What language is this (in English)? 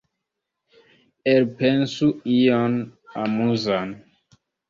Esperanto